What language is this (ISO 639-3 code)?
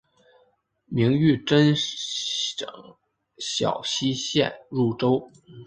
zho